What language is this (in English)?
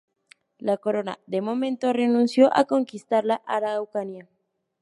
Spanish